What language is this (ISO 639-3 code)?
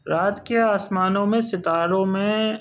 urd